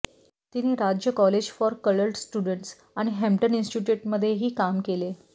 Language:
Marathi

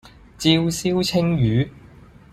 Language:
Cantonese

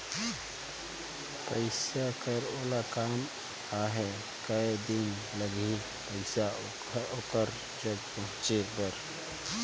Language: Chhattisgarhi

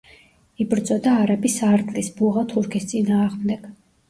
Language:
Georgian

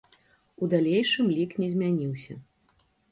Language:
Belarusian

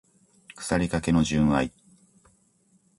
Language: Japanese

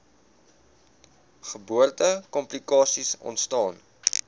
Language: Afrikaans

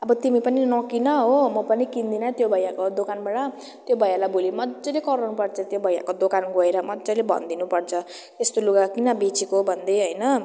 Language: Nepali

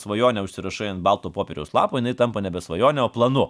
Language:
Lithuanian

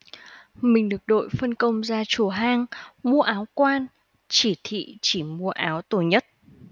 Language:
Vietnamese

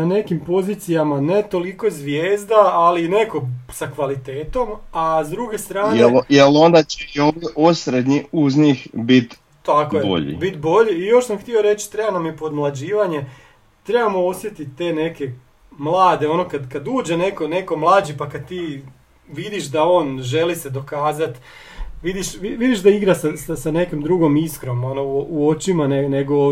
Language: Croatian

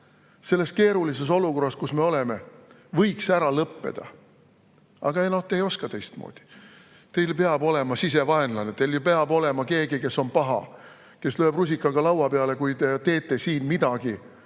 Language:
Estonian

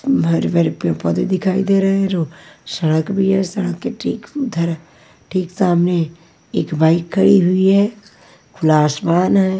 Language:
Hindi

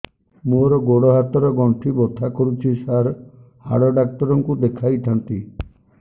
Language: Odia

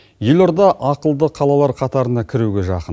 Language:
Kazakh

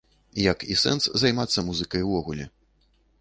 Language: Belarusian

